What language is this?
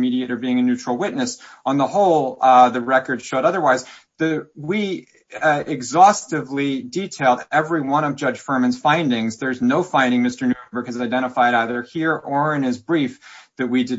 English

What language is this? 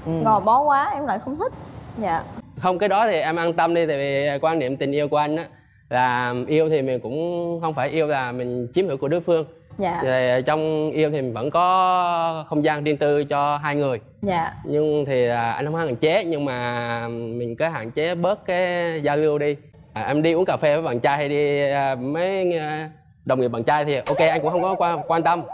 Vietnamese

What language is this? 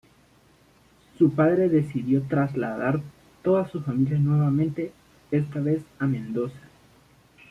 Spanish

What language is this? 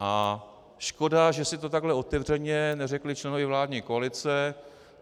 Czech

